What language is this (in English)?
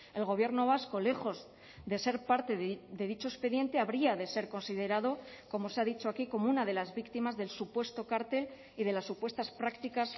Spanish